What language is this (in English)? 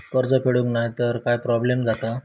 Marathi